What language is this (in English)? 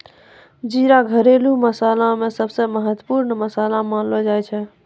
Maithili